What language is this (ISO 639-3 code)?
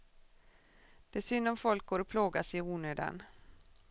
swe